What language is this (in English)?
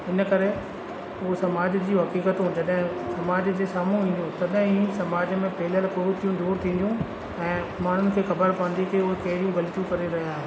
Sindhi